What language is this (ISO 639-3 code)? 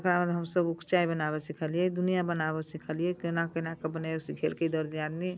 mai